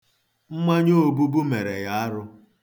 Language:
Igbo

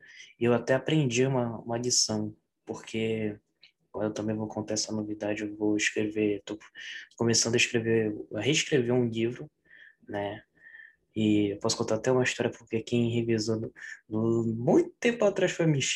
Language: Portuguese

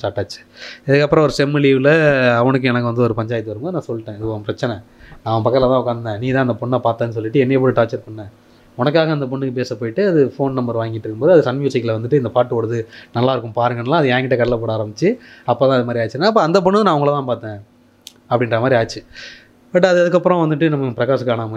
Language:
Tamil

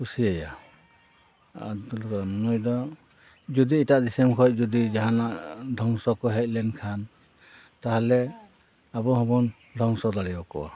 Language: Santali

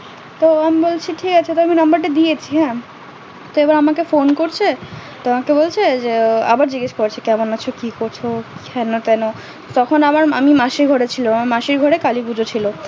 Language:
Bangla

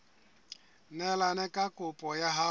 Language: Southern Sotho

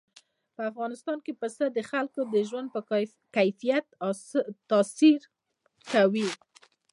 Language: Pashto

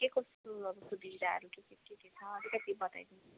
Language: Nepali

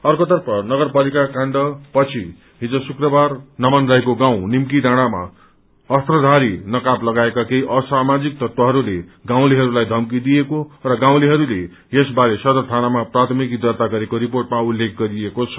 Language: Nepali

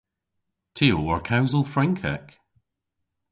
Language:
Cornish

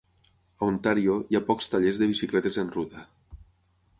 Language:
Catalan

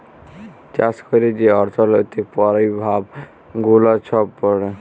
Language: Bangla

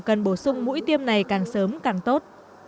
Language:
Vietnamese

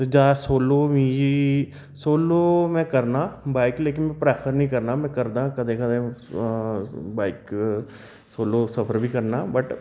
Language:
Dogri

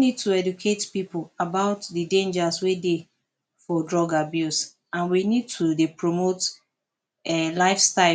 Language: Nigerian Pidgin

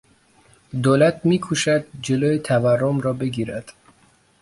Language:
Persian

